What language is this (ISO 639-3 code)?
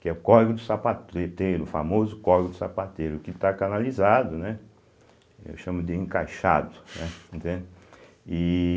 por